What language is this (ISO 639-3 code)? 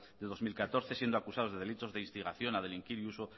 spa